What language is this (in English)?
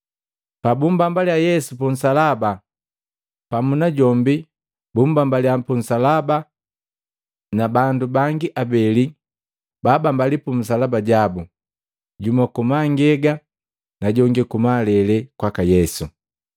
Matengo